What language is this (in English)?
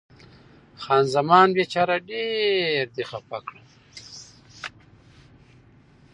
Pashto